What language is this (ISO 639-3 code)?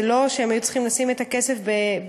heb